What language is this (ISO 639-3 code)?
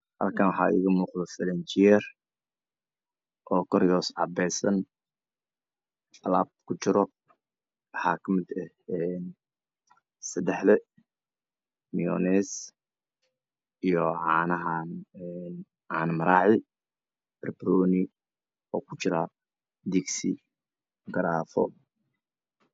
som